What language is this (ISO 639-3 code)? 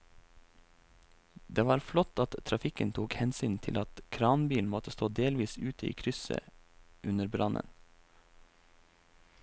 nor